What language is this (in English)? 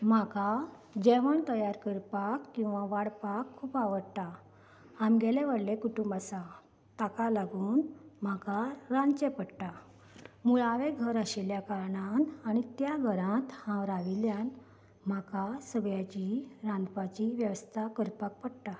Konkani